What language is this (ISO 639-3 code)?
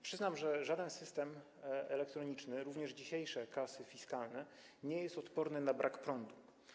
pol